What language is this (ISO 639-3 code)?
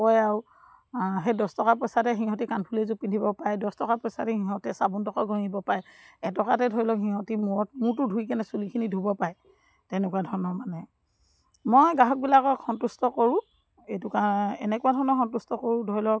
asm